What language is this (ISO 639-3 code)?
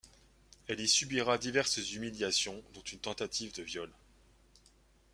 fra